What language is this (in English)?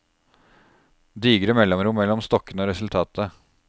Norwegian